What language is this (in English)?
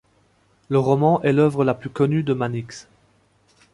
French